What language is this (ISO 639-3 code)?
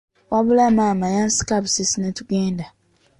lug